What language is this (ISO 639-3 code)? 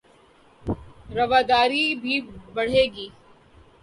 urd